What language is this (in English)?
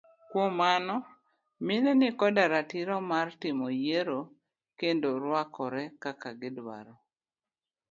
Luo (Kenya and Tanzania)